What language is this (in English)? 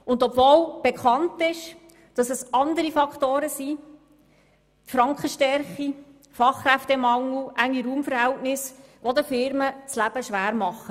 Swiss German